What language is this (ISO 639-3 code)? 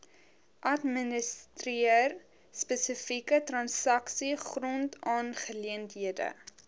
afr